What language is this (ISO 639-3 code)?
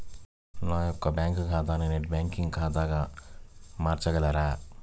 tel